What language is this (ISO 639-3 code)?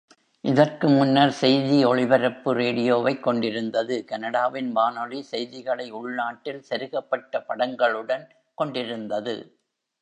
tam